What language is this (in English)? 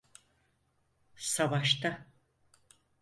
Turkish